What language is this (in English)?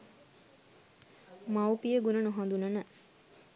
Sinhala